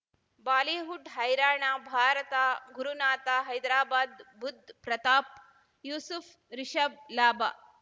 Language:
Kannada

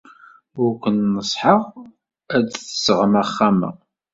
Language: Kabyle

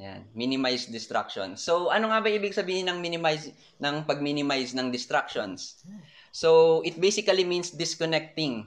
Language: Filipino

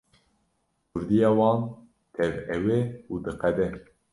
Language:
Kurdish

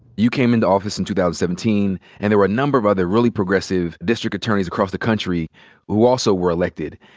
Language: English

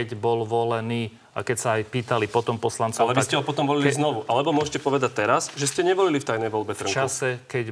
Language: Slovak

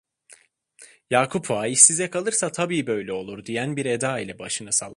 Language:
Turkish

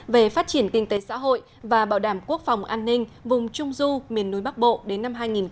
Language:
Vietnamese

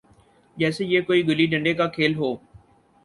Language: Urdu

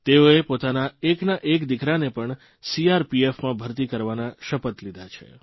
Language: Gujarati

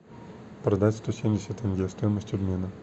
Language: Russian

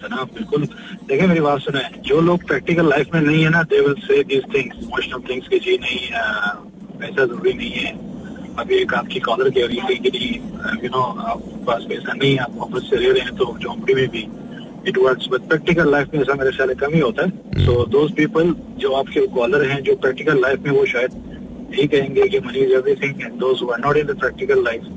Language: Hindi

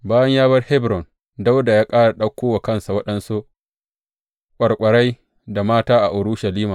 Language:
Hausa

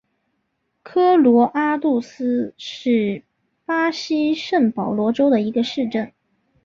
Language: Chinese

